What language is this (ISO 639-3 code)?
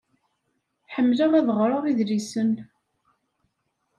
kab